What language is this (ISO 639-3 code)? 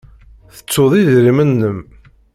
kab